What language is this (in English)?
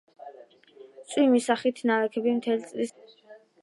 Georgian